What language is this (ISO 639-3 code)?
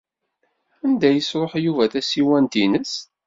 kab